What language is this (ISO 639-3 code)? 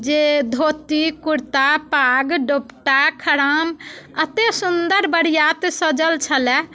mai